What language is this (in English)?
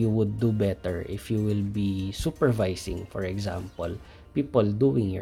Filipino